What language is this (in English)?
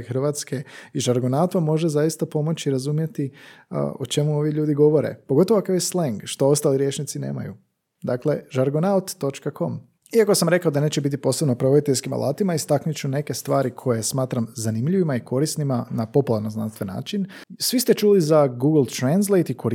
Croatian